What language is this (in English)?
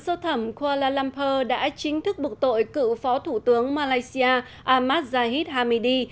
Vietnamese